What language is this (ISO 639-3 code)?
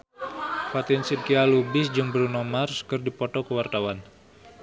sun